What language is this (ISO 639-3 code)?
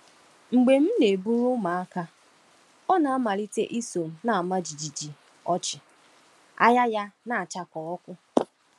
ibo